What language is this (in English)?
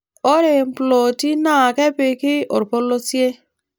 Masai